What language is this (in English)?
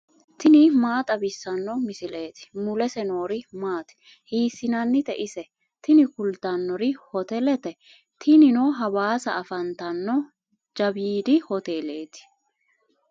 Sidamo